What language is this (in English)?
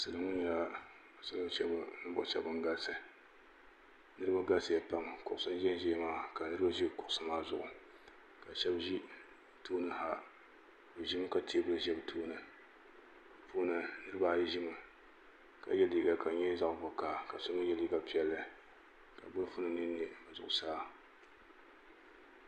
Dagbani